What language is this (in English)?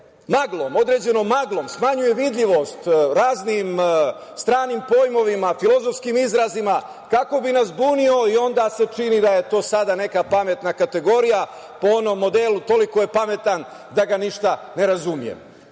Serbian